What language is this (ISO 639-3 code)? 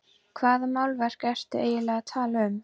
isl